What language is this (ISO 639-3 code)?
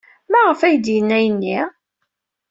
kab